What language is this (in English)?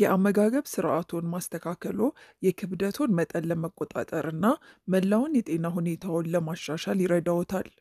Arabic